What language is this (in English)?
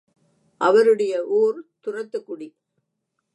Tamil